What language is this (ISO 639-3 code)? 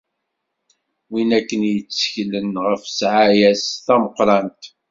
kab